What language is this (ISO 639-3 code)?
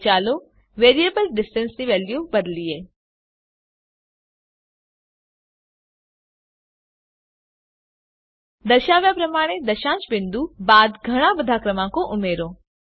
guj